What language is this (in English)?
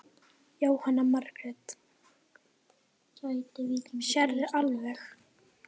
Icelandic